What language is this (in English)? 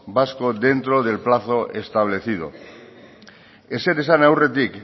Spanish